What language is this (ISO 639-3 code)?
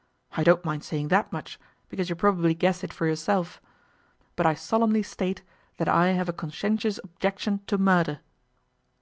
eng